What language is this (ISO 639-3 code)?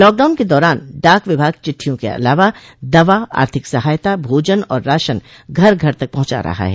hin